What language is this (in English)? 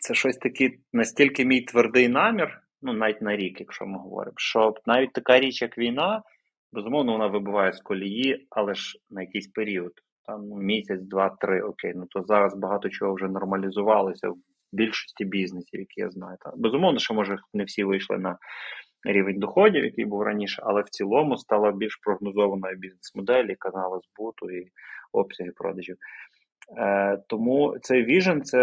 Ukrainian